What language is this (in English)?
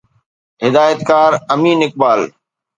Sindhi